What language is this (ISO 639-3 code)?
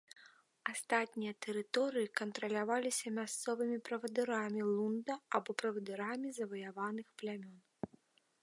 bel